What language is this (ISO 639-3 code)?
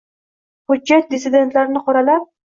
uzb